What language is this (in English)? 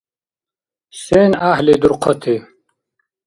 Dargwa